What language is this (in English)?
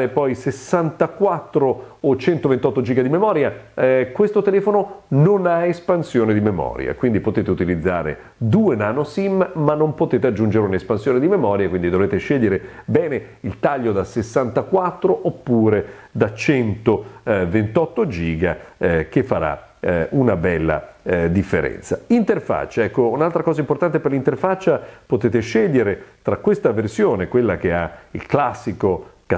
Italian